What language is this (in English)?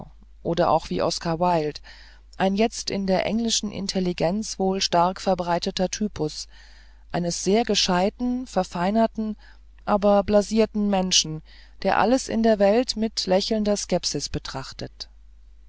German